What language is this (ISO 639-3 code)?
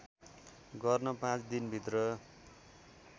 nep